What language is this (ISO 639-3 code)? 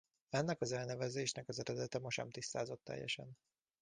hun